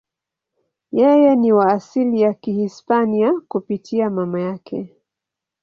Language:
Swahili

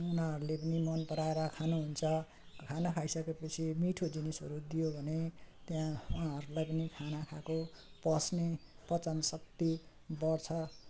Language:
Nepali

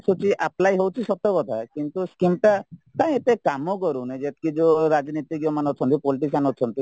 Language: Odia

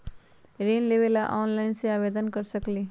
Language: Magahi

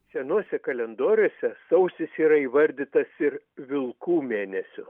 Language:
Lithuanian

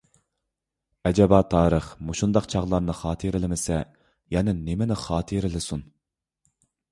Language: Uyghur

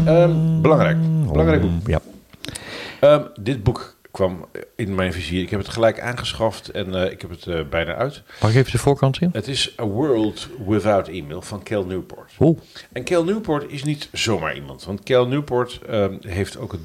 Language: Dutch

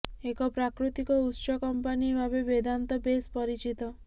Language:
Odia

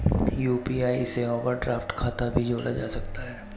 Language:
Hindi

